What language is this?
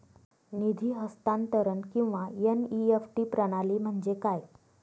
Marathi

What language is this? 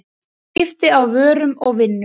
Icelandic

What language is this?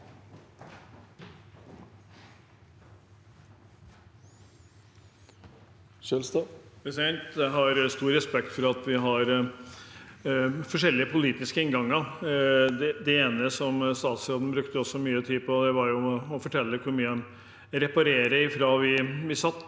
Norwegian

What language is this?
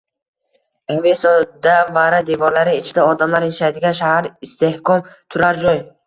Uzbek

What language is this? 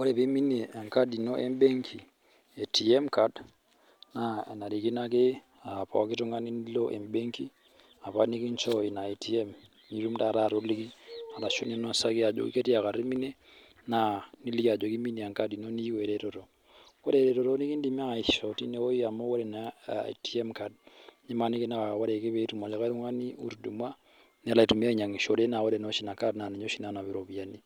Masai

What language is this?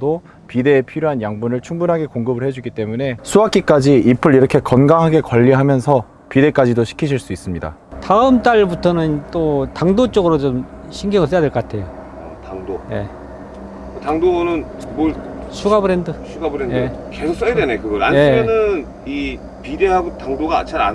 Korean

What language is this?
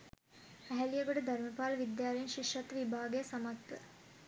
Sinhala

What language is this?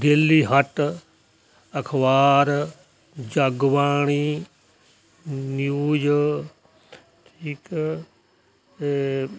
Punjabi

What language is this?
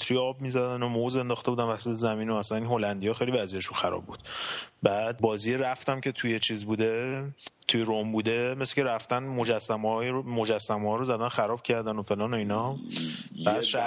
Persian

